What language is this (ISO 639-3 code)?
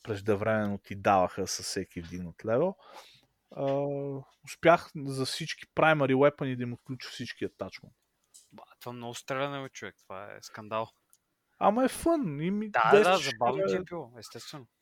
bul